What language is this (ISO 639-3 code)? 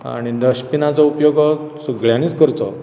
kok